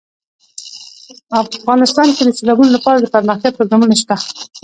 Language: Pashto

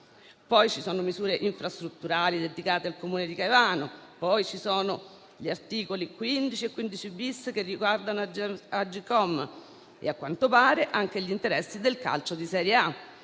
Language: Italian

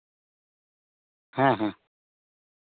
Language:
Santali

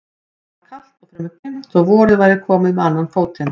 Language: Icelandic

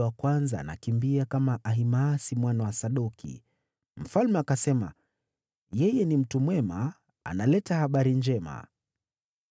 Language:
Swahili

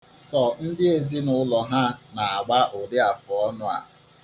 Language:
Igbo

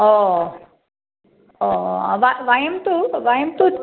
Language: Sanskrit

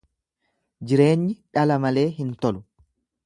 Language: Oromo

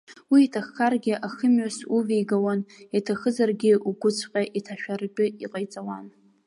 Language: Abkhazian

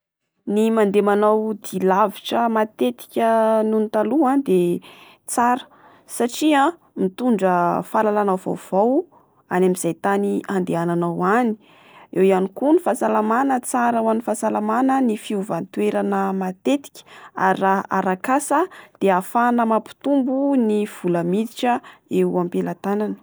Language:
Malagasy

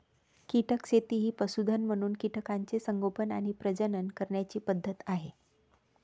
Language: Marathi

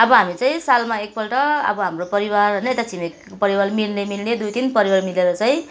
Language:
Nepali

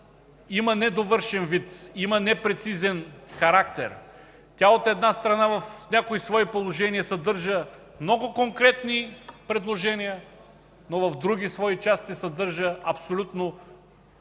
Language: Bulgarian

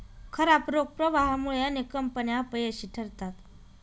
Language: Marathi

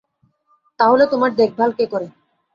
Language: Bangla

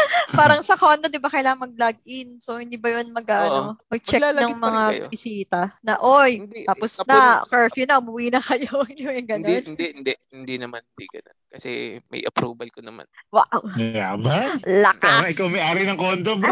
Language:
Filipino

